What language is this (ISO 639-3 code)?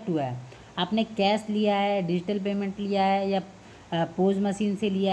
hin